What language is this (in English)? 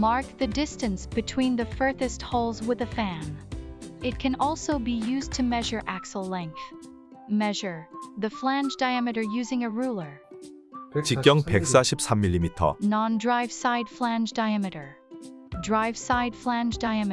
Korean